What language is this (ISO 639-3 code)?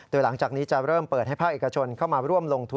tha